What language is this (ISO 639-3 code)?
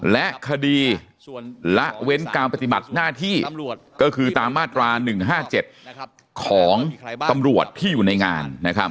tha